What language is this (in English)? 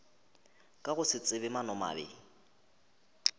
Northern Sotho